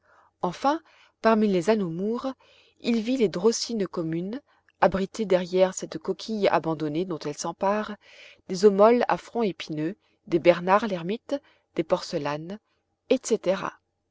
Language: French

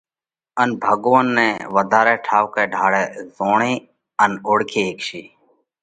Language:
Parkari Koli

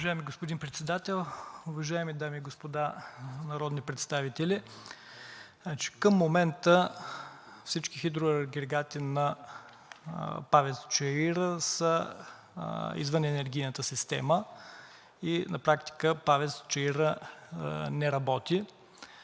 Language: Bulgarian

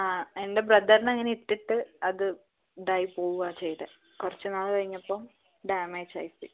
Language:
Malayalam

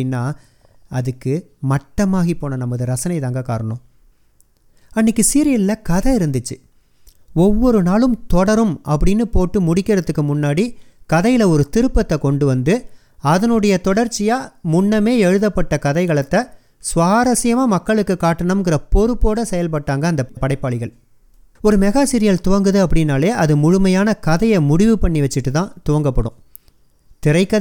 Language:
Tamil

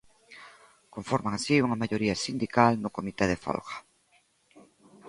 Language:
Galician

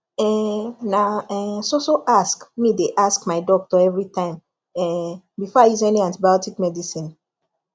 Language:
Nigerian Pidgin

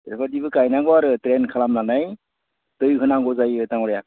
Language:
Bodo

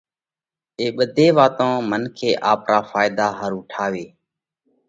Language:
Parkari Koli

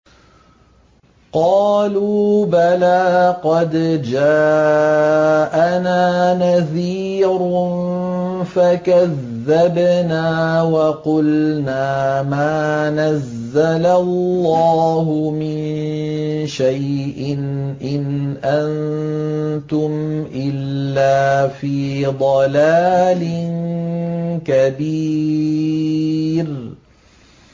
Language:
Arabic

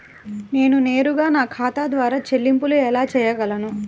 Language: Telugu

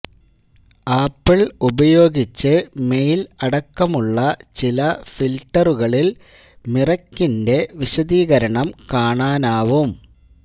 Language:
Malayalam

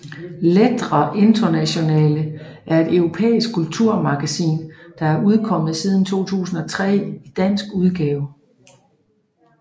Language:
Danish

